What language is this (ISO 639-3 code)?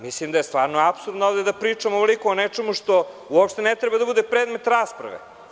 srp